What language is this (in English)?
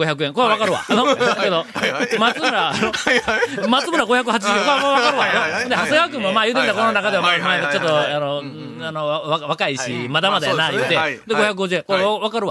Japanese